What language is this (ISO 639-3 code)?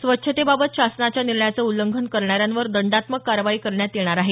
mar